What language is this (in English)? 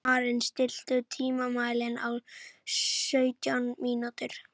Icelandic